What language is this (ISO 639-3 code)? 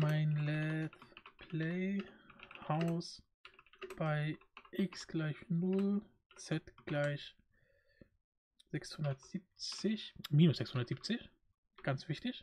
deu